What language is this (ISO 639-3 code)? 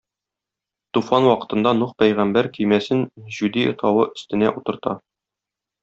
tat